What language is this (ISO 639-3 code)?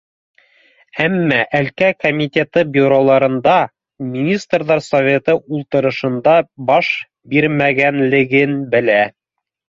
bak